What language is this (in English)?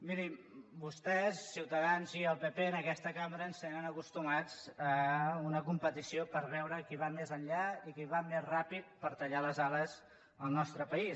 Catalan